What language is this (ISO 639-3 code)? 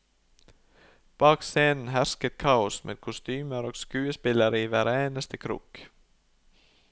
nor